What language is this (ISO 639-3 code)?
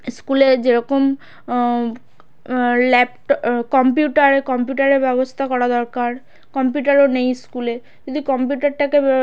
ben